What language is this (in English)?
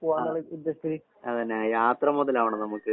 Malayalam